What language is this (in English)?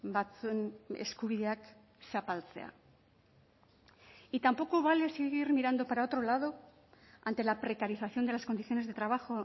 Spanish